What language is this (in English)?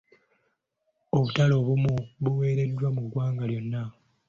Ganda